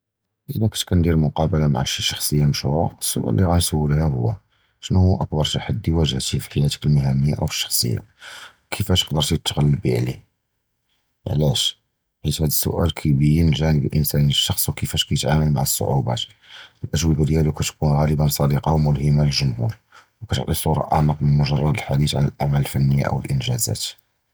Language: Judeo-Arabic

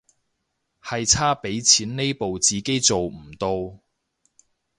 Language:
Cantonese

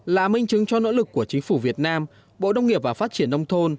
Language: Vietnamese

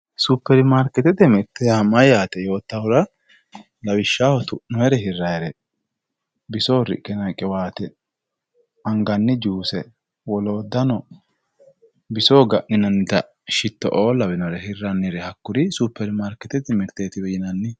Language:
Sidamo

